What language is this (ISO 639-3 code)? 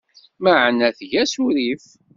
kab